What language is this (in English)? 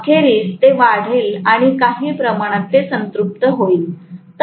Marathi